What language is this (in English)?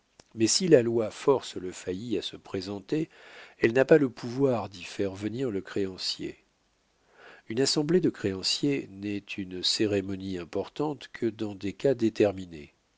French